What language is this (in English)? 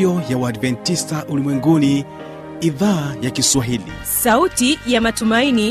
Swahili